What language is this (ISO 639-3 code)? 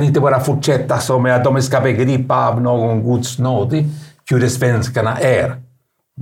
swe